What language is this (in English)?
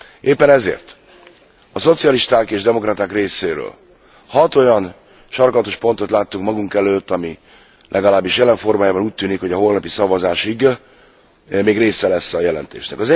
Hungarian